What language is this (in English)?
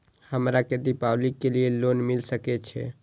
Maithili